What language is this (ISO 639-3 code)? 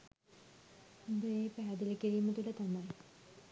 sin